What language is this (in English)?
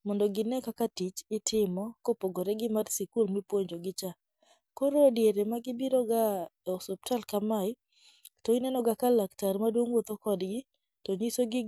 Luo (Kenya and Tanzania)